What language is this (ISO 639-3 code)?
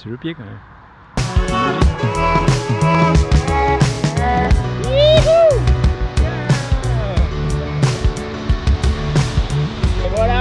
fra